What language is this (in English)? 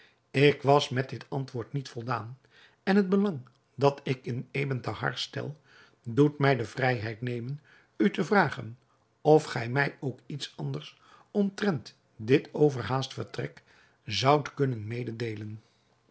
Dutch